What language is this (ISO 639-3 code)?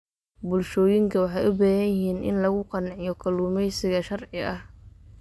som